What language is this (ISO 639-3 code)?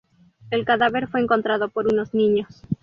spa